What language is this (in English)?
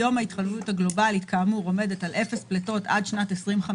Hebrew